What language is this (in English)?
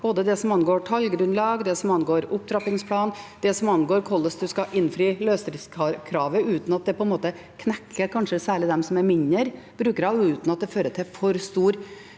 Norwegian